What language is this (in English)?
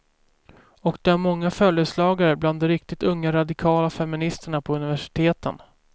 Swedish